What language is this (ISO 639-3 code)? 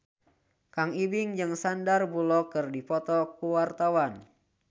sun